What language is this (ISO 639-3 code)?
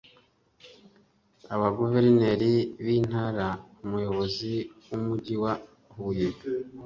kin